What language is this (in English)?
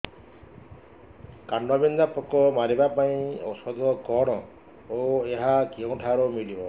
Odia